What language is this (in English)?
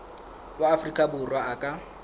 Southern Sotho